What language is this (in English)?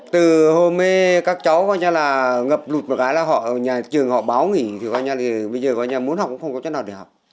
Vietnamese